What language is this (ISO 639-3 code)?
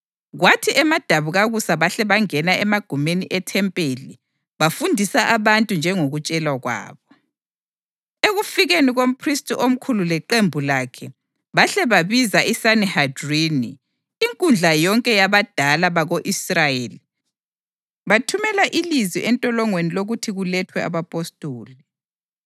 nde